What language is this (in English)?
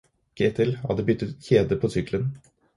Norwegian Bokmål